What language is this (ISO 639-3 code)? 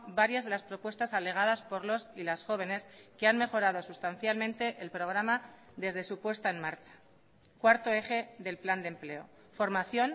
spa